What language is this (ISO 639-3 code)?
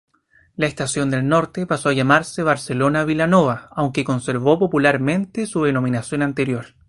spa